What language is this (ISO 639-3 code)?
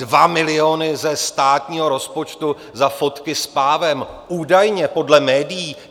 ces